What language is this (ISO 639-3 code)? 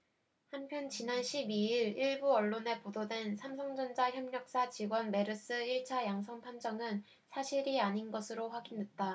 kor